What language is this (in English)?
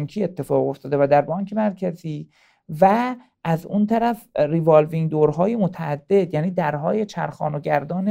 Persian